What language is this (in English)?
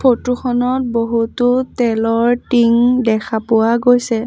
Assamese